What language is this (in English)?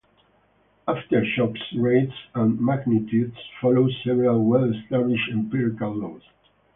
English